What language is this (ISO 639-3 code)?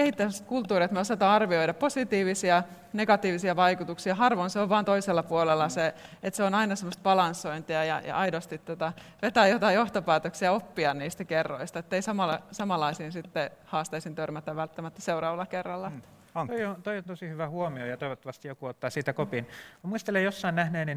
fin